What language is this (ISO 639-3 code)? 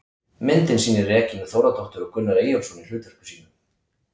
isl